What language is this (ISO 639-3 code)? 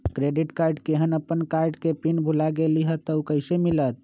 mag